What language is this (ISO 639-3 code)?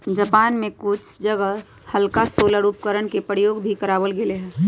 mag